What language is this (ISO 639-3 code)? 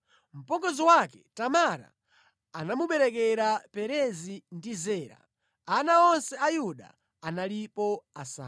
nya